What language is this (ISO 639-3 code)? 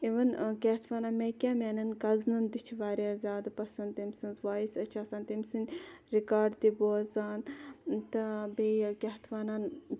kas